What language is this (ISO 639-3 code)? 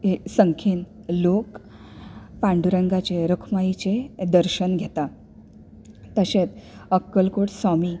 kok